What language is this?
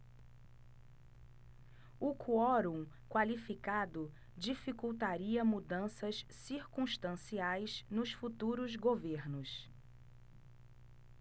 Portuguese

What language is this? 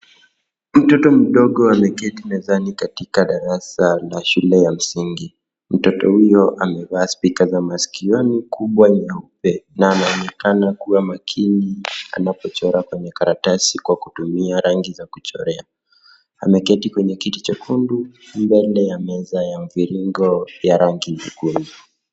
Swahili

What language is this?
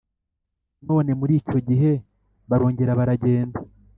Kinyarwanda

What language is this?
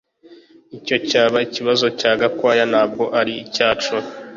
Kinyarwanda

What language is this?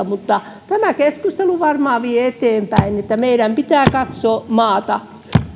Finnish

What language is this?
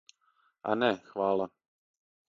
Serbian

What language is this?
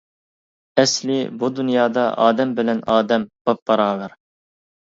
Uyghur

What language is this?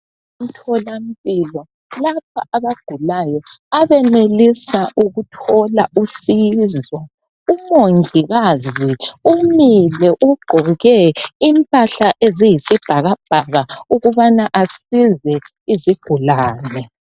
North Ndebele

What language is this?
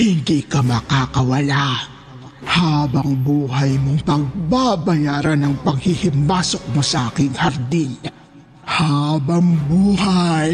Filipino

